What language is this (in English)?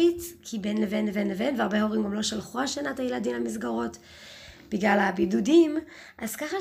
Hebrew